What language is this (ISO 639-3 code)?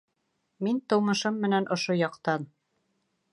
bak